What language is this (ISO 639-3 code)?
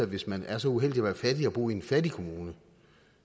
dan